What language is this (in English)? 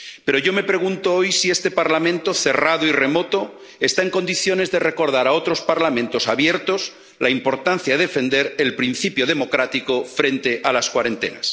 Spanish